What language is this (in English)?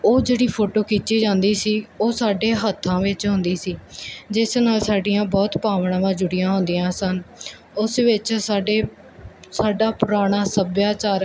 Punjabi